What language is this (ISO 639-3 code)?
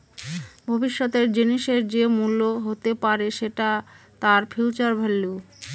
ben